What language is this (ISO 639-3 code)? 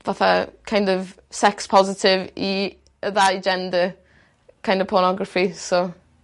cym